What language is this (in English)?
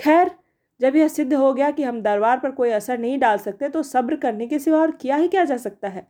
Hindi